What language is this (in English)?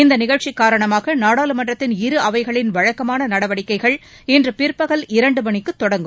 Tamil